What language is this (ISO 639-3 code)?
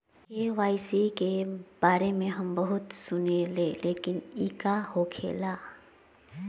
mag